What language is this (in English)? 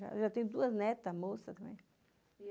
Portuguese